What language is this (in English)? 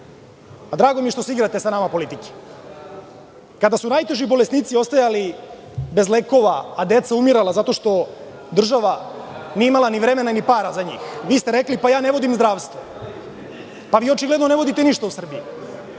Serbian